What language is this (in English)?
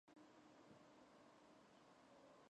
Georgian